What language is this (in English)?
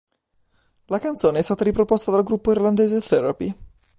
Italian